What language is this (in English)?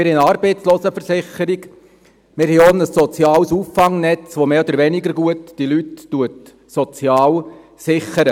Swiss German